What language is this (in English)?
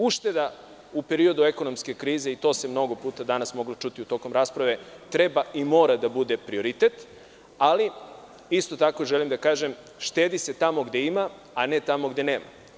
Serbian